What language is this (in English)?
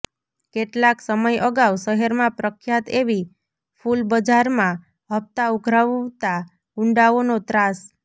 Gujarati